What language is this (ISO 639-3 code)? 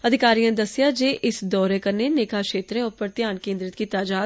doi